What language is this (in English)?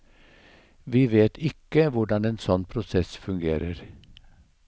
Norwegian